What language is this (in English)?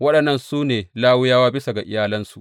Hausa